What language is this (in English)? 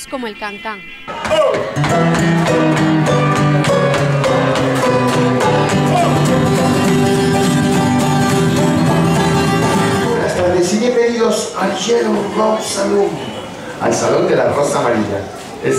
Spanish